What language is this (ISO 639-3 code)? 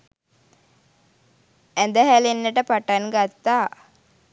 sin